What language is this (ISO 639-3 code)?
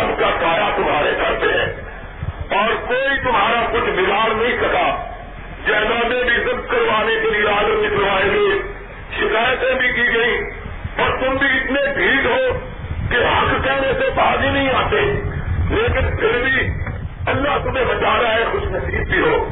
urd